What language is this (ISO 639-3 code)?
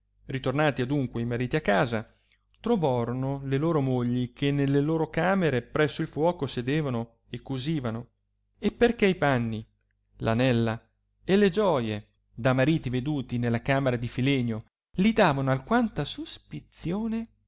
ita